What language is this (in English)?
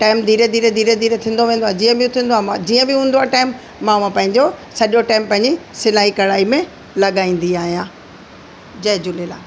Sindhi